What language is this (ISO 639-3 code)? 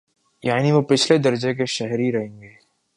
urd